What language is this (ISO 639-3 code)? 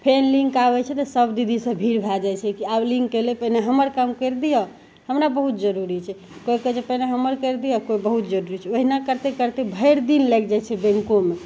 mai